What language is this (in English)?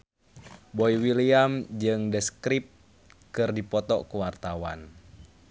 Sundanese